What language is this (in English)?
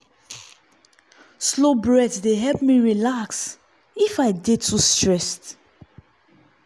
Nigerian Pidgin